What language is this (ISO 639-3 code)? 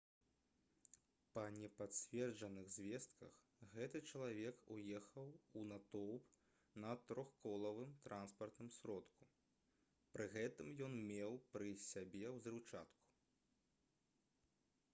bel